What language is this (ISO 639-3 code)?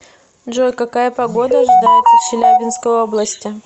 rus